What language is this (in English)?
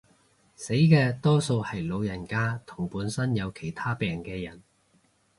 Cantonese